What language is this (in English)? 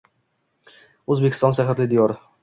Uzbek